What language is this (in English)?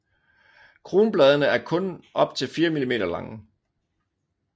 Danish